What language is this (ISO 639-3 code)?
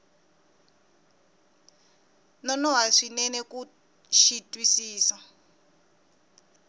tso